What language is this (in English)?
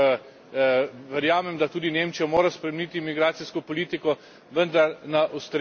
Slovenian